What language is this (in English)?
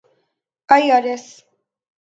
Urdu